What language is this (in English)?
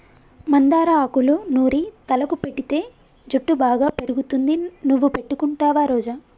Telugu